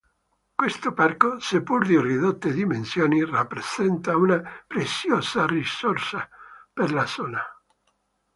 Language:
Italian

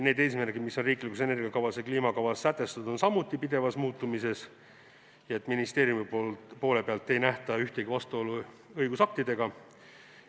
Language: Estonian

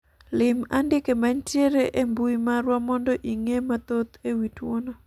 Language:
Luo (Kenya and Tanzania)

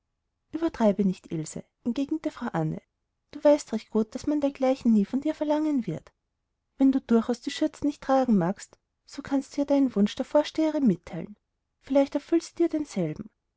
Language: German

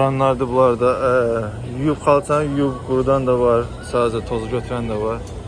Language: Turkish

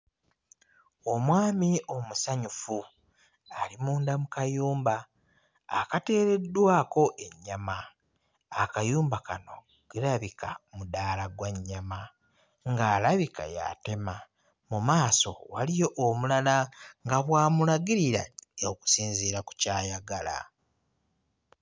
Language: Ganda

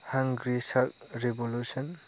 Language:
Bodo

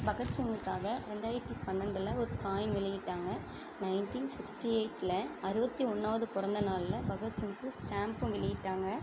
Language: Tamil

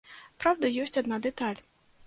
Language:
Belarusian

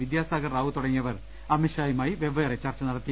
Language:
Malayalam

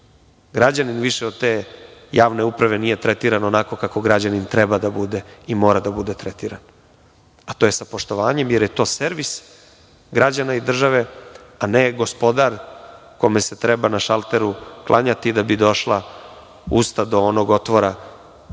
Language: Serbian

